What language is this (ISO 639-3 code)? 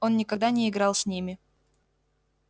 rus